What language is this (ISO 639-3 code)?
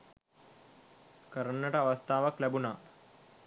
sin